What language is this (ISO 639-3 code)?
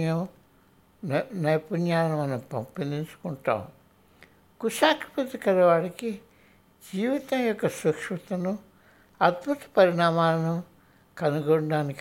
tel